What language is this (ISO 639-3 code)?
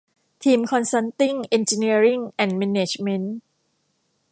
tha